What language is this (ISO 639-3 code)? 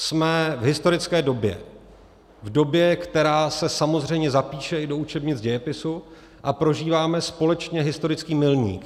ces